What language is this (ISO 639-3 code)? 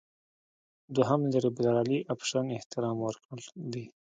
pus